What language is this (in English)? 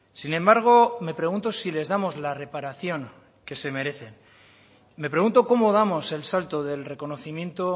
Spanish